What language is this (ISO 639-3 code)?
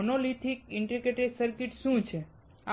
guj